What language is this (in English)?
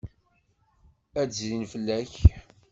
Kabyle